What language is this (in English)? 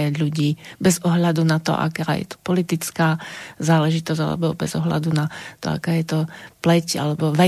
Slovak